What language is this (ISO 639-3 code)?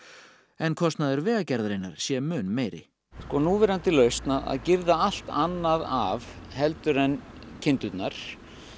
isl